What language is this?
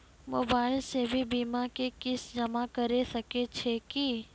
Maithili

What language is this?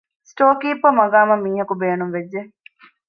Divehi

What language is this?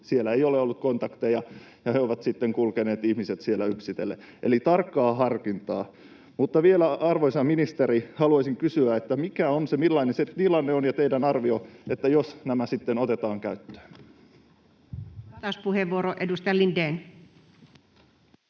Finnish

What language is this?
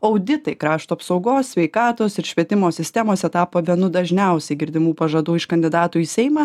Lithuanian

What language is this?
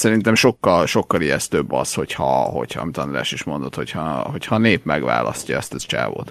Hungarian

